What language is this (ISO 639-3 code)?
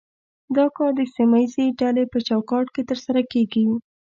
pus